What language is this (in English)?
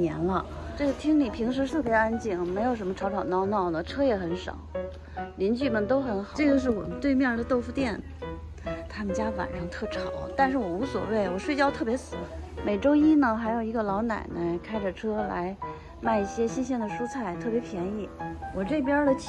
Chinese